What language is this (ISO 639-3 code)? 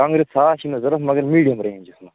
kas